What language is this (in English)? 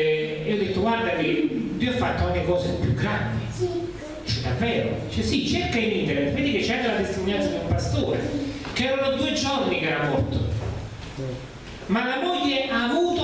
Italian